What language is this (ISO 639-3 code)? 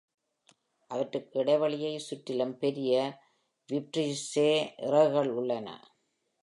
tam